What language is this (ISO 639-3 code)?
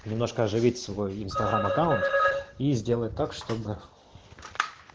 rus